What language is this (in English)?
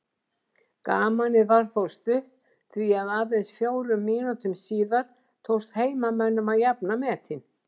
Icelandic